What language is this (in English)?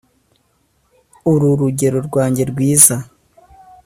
Kinyarwanda